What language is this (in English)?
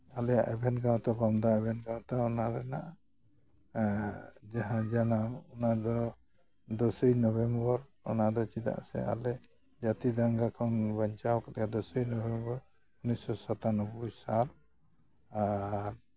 Santali